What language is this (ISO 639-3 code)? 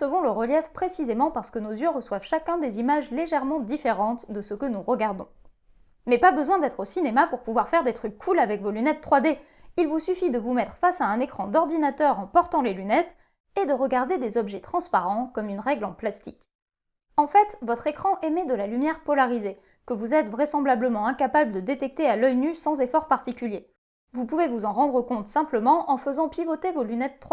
fra